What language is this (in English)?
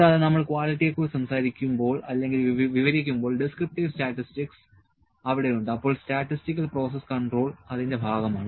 Malayalam